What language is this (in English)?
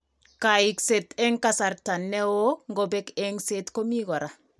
Kalenjin